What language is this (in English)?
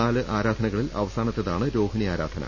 Malayalam